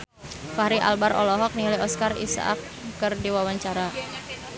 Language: Sundanese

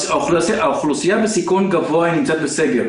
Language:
Hebrew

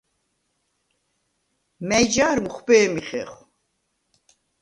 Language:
Svan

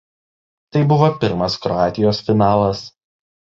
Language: Lithuanian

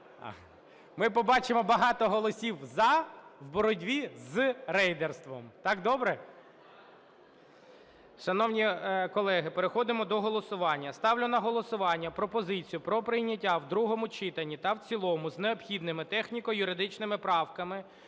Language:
Ukrainian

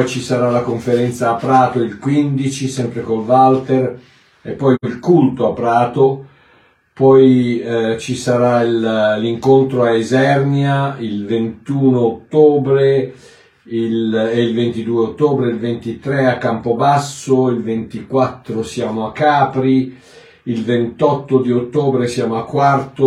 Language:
Italian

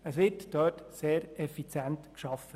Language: Swiss German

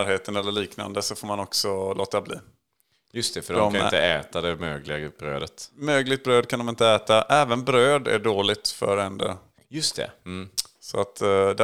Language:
Swedish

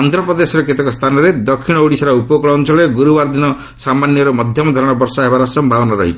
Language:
Odia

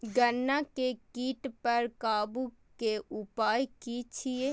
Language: Maithili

